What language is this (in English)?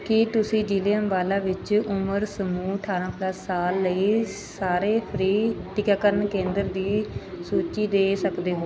Punjabi